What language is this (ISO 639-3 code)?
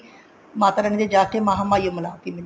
pan